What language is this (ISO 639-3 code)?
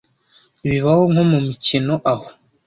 kin